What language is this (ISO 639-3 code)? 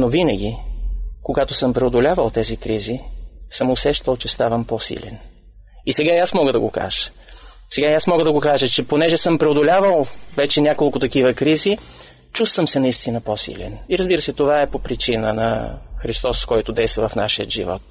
bul